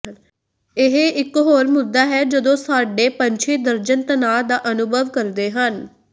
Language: Punjabi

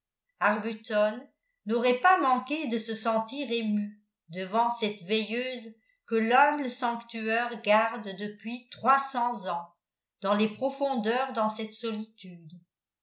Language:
French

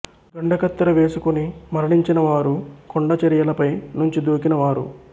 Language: Telugu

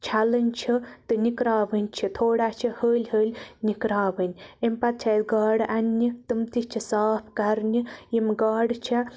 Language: Kashmiri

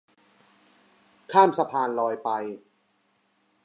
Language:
Thai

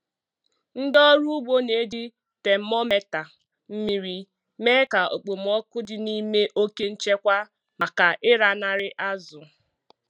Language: Igbo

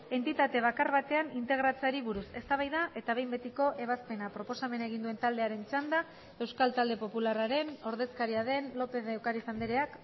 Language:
Basque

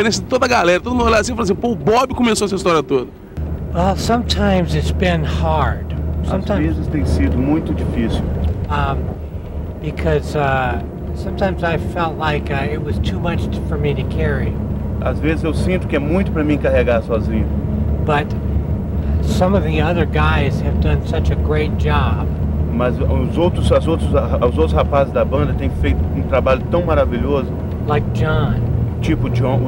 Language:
Portuguese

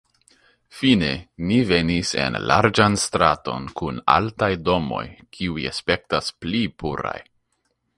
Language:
Esperanto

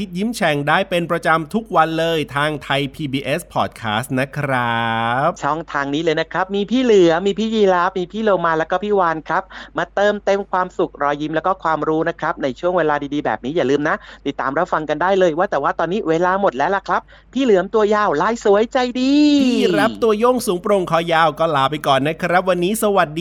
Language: Thai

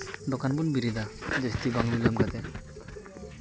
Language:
Santali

